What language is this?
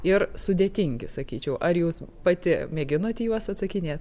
Lithuanian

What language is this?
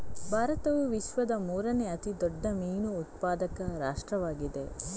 Kannada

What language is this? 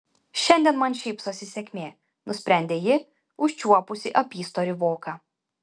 Lithuanian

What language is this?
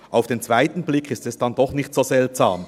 Swiss German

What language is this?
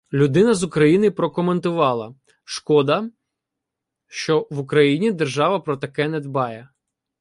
Ukrainian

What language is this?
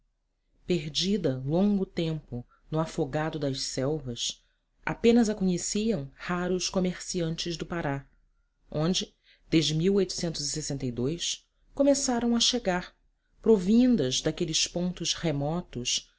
Portuguese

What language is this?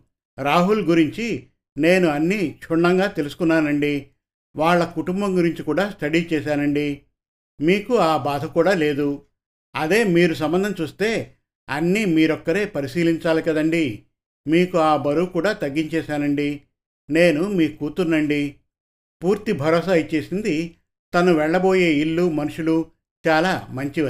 Telugu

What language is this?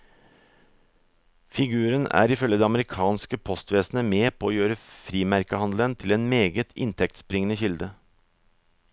Norwegian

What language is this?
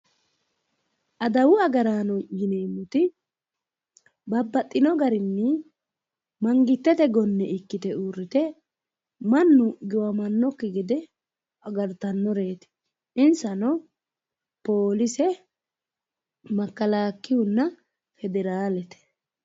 Sidamo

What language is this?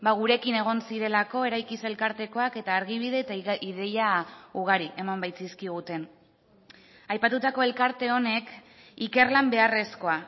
Basque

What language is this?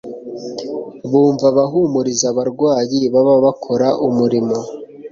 Kinyarwanda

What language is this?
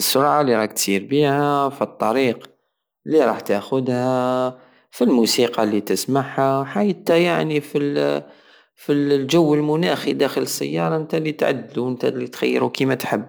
Algerian Saharan Arabic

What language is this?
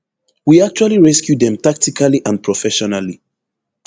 Nigerian Pidgin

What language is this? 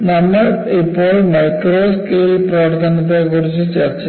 Malayalam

